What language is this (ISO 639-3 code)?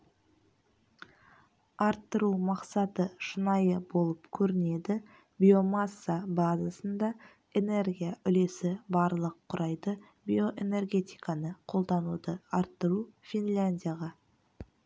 kaz